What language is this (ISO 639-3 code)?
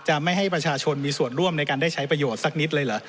tha